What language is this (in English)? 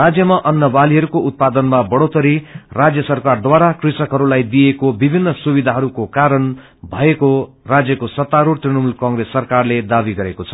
Nepali